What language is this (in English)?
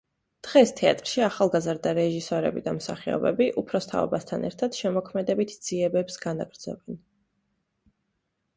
Georgian